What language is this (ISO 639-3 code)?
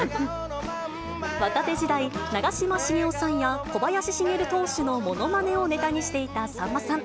jpn